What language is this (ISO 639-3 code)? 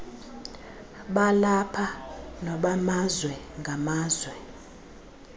xho